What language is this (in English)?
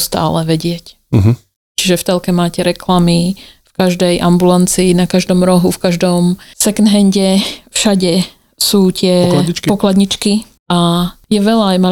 Slovak